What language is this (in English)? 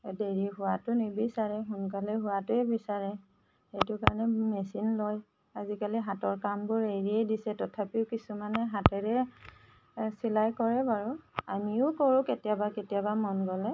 Assamese